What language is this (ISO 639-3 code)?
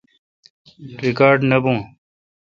xka